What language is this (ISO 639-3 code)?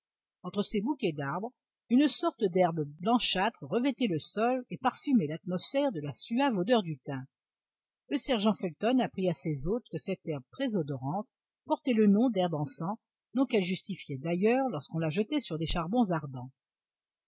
fra